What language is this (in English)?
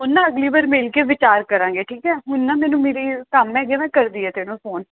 Punjabi